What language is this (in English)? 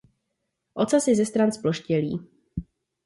Czech